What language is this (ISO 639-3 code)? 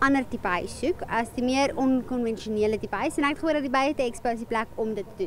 nld